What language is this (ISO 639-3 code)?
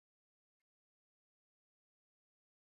swa